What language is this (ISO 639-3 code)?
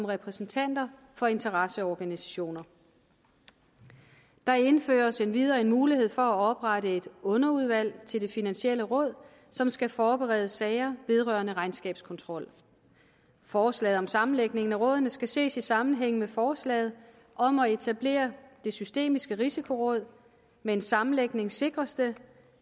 dan